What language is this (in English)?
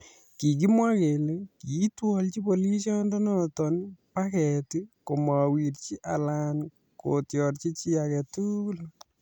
Kalenjin